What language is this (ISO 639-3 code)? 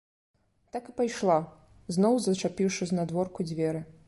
bel